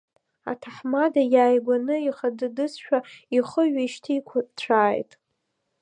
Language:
Abkhazian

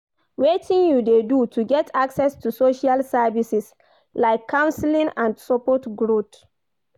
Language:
Nigerian Pidgin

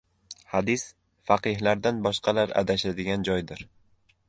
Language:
Uzbek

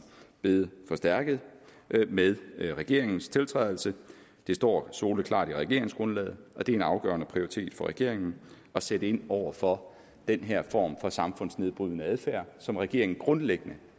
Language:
Danish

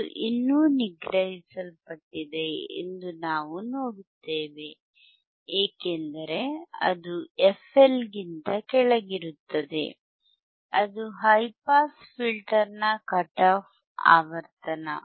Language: Kannada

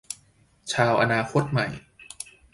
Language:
Thai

